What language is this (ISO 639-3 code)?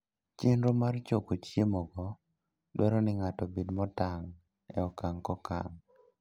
luo